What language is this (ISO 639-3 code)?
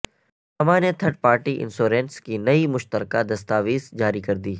urd